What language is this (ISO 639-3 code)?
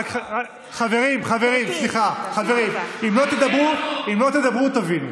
heb